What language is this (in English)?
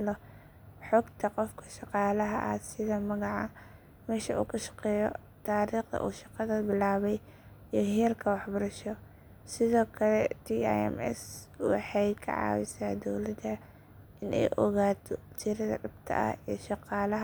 Somali